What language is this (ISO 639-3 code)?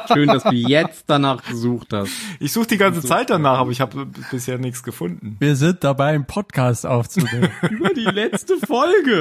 deu